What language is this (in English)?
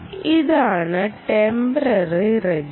Malayalam